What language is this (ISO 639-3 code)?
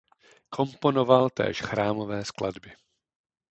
ces